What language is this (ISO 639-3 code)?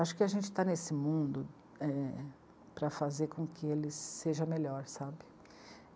por